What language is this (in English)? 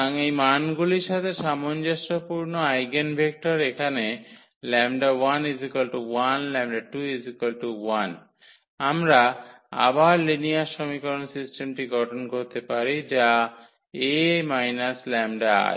Bangla